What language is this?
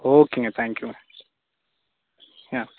Tamil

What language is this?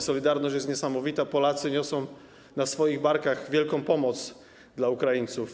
Polish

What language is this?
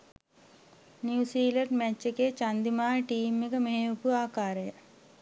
Sinhala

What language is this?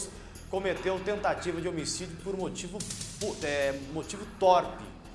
Portuguese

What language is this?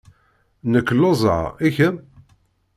Kabyle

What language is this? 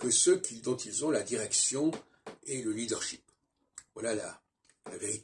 French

